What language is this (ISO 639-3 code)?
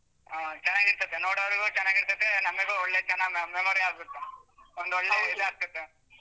kan